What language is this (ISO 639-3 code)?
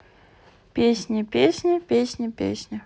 rus